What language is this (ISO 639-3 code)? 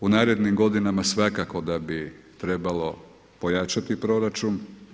hrv